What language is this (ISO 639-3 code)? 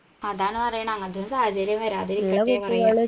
mal